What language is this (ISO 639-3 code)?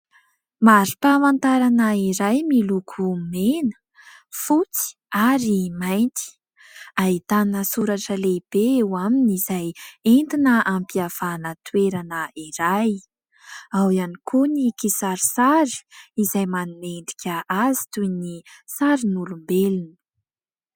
mlg